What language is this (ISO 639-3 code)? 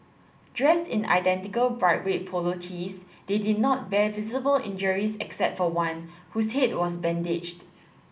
eng